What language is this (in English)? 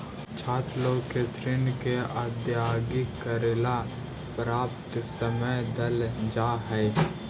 Magahi